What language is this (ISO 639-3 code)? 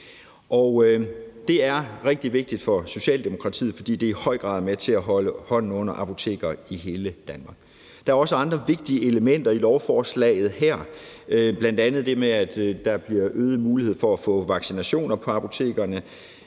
dan